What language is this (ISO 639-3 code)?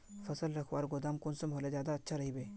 mag